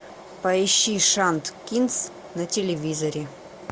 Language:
Russian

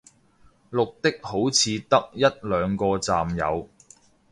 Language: Cantonese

